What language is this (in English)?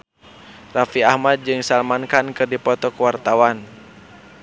Sundanese